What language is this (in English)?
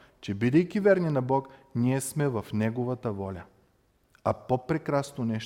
Bulgarian